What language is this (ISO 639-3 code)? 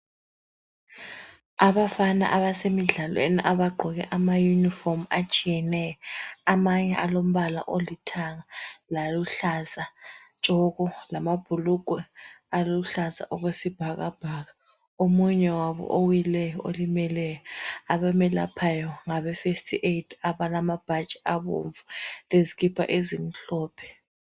nde